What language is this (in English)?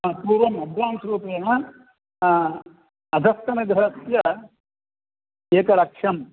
Sanskrit